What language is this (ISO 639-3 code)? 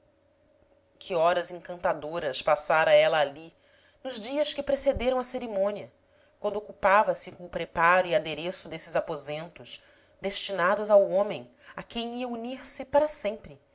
por